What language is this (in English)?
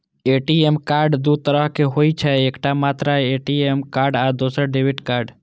Maithili